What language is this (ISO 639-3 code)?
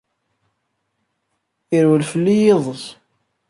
kab